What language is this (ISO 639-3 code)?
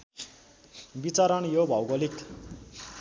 nep